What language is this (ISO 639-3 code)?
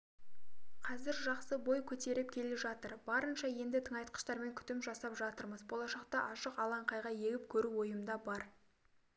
kaz